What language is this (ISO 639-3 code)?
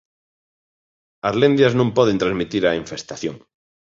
glg